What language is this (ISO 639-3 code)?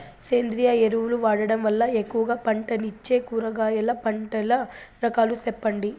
tel